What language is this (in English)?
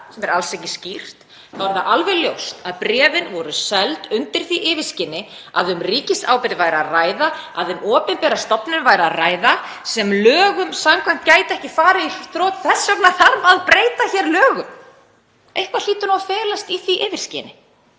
Icelandic